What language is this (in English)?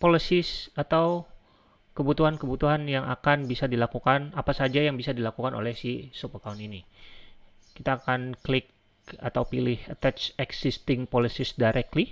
Indonesian